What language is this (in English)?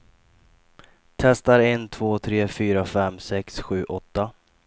Swedish